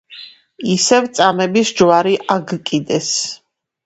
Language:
Georgian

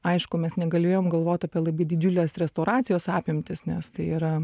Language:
Lithuanian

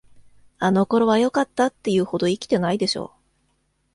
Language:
Japanese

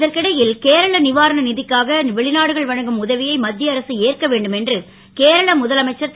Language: Tamil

